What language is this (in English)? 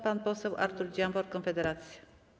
Polish